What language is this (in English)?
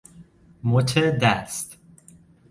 Persian